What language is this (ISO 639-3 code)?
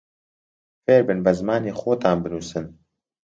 ckb